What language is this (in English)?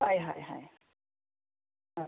Konkani